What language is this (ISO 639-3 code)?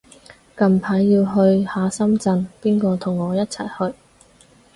yue